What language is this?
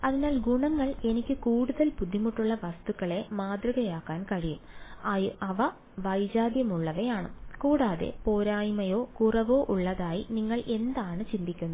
Malayalam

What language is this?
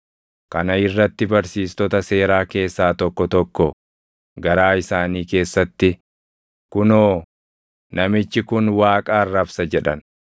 Oromo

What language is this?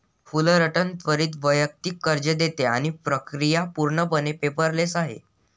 Marathi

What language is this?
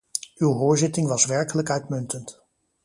Dutch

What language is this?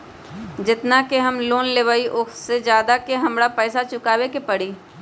Magahi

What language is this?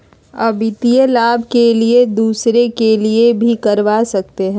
Magahi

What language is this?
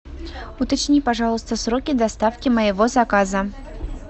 Russian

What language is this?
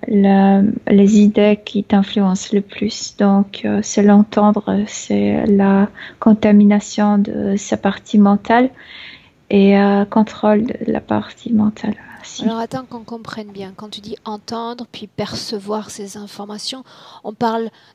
French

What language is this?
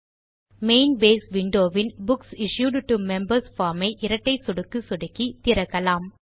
Tamil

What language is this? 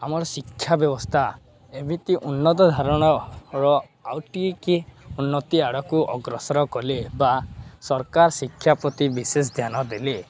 Odia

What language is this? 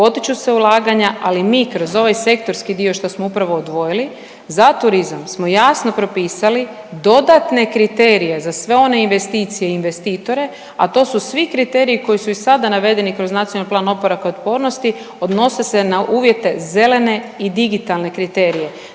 Croatian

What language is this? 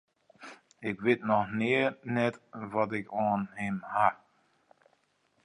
Western Frisian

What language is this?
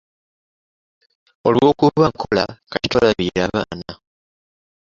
Ganda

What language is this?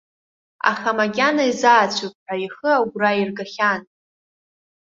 Abkhazian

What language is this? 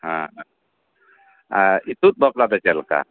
Santali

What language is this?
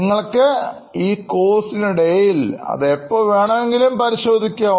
Malayalam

